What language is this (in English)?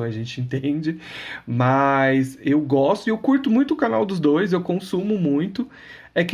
Portuguese